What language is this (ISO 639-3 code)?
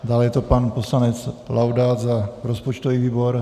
ces